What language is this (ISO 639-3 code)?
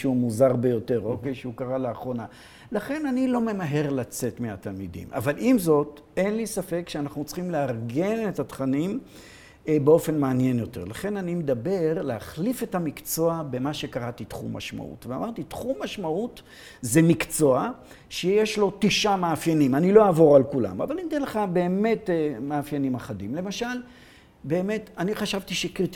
heb